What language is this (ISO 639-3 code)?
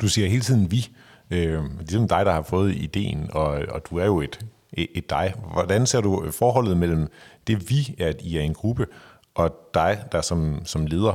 dan